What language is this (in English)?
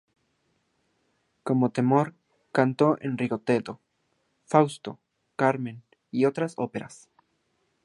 Spanish